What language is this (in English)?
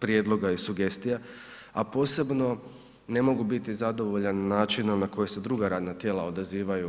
Croatian